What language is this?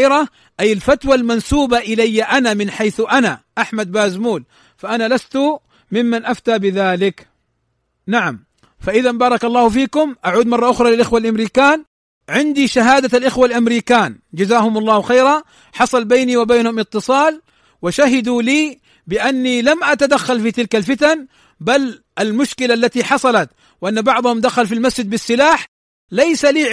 Arabic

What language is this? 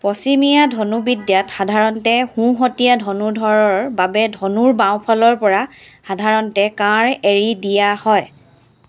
Assamese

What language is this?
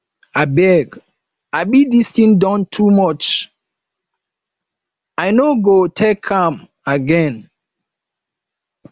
Nigerian Pidgin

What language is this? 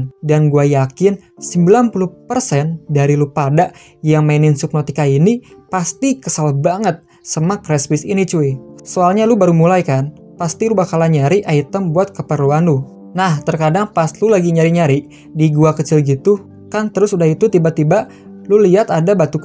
Indonesian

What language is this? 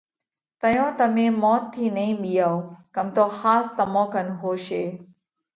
Parkari Koli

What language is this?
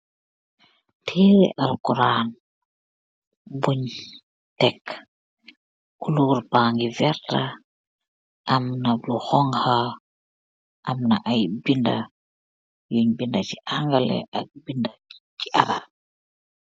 Wolof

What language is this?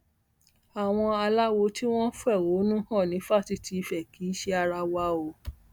Yoruba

